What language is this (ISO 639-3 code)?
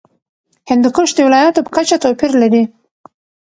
pus